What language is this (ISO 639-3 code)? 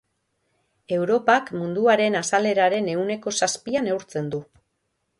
eus